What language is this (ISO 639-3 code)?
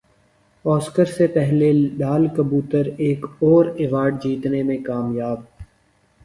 urd